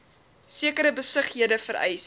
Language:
Afrikaans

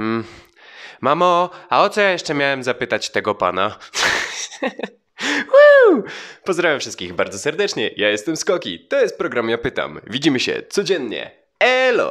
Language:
Polish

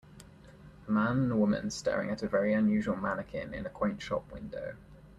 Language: English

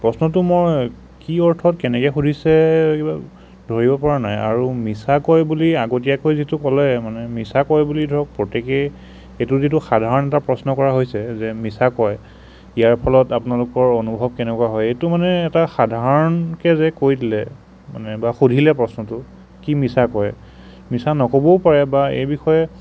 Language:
Assamese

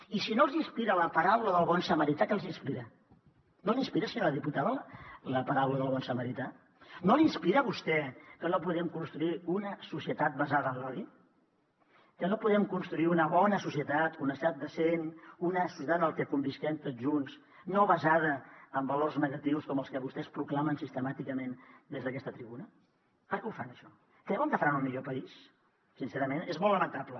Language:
Catalan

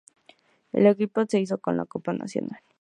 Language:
Spanish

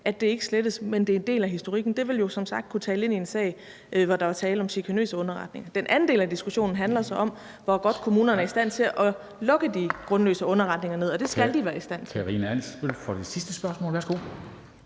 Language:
Danish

